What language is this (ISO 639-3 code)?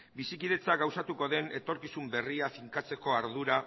eus